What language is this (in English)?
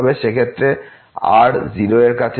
Bangla